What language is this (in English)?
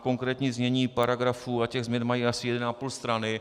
Czech